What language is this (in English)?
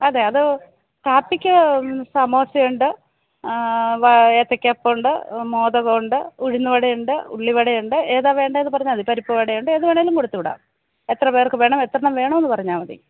Malayalam